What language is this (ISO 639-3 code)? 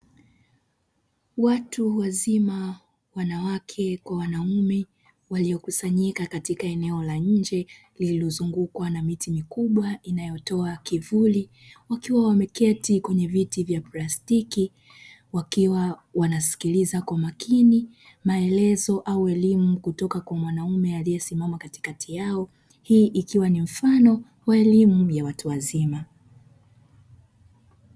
swa